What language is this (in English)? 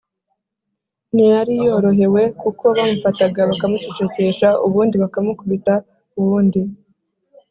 Kinyarwanda